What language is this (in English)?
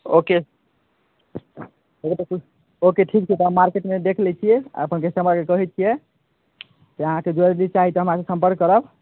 Maithili